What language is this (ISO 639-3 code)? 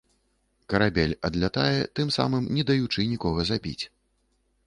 bel